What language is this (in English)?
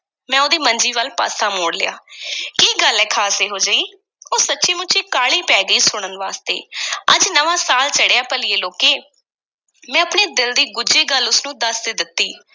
Punjabi